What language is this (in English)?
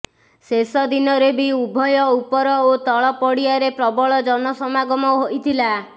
Odia